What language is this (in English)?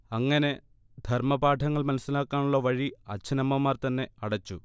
Malayalam